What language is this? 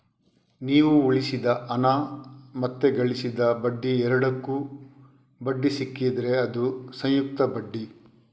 Kannada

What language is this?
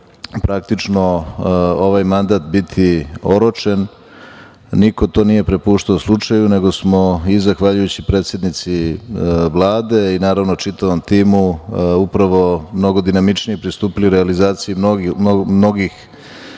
Serbian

